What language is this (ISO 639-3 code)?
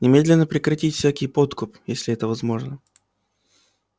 rus